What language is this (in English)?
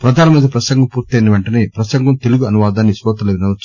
Telugu